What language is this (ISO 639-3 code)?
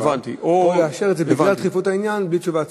heb